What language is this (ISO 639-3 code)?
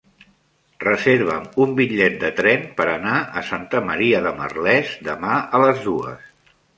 cat